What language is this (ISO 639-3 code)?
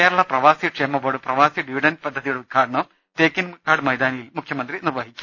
mal